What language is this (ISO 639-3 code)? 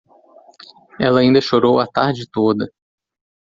por